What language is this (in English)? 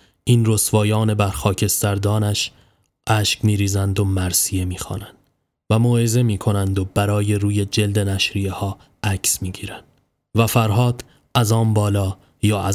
Persian